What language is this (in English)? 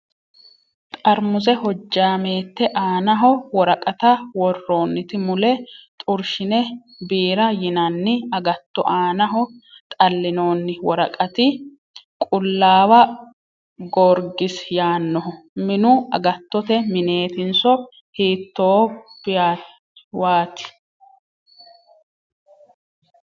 Sidamo